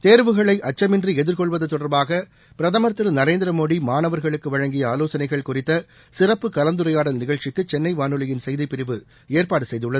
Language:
Tamil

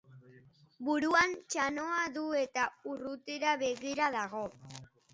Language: Basque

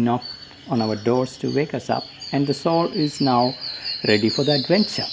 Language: English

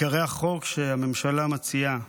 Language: Hebrew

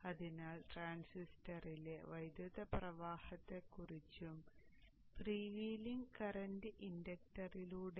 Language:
Malayalam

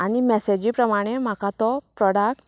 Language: Konkani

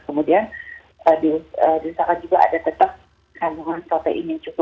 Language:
Indonesian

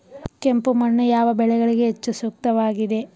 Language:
Kannada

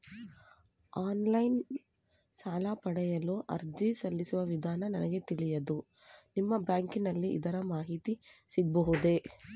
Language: Kannada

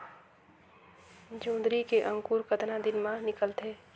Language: Chhattisgarhi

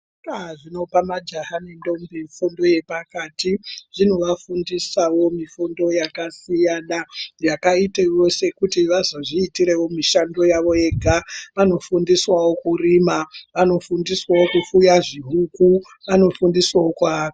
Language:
Ndau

